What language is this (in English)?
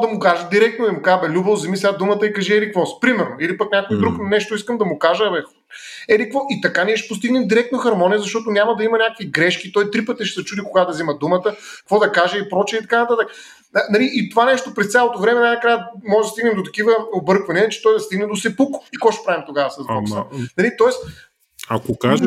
Bulgarian